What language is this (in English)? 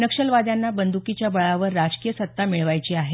Marathi